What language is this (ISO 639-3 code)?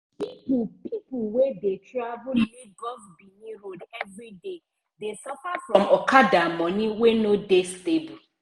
pcm